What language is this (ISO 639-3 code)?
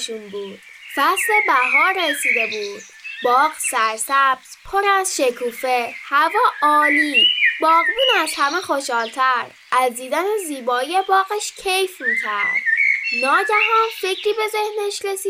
fas